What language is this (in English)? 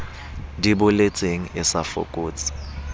Southern Sotho